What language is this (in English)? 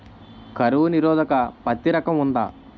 Telugu